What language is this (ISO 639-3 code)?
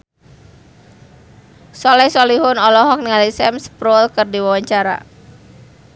sun